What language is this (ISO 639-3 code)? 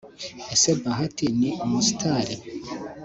kin